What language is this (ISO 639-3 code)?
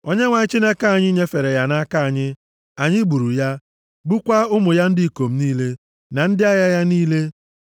ibo